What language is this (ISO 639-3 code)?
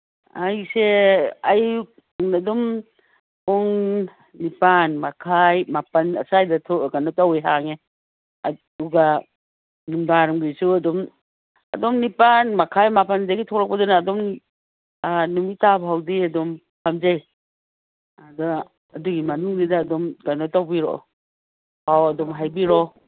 mni